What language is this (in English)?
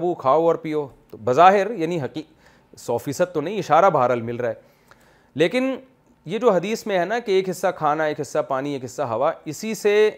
Urdu